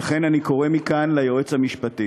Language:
Hebrew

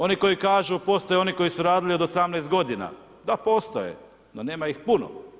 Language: Croatian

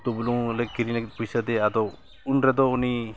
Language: Santali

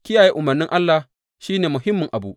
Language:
Hausa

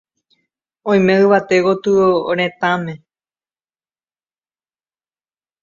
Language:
Guarani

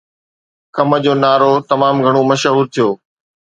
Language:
Sindhi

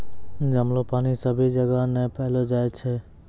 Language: Maithili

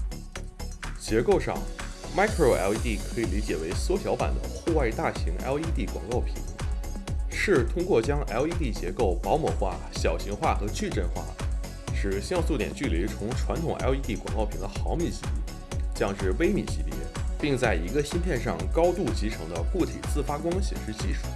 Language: Chinese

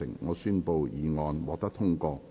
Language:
Cantonese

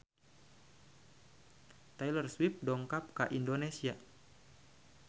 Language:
Sundanese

